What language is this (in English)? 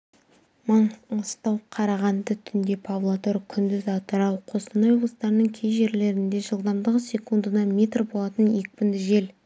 Kazakh